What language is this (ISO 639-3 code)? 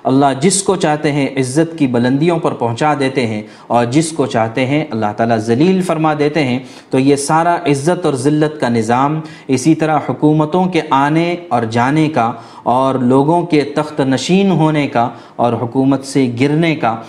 urd